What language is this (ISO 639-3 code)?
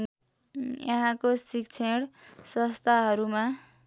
nep